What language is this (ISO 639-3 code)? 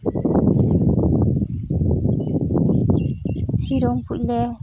sat